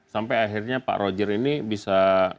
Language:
Indonesian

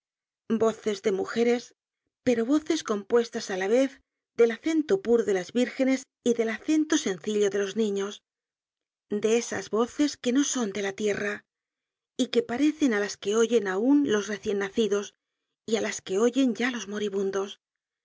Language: Spanish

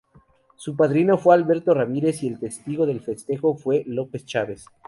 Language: Spanish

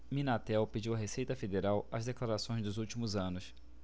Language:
Portuguese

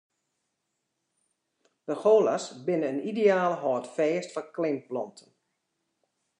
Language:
Western Frisian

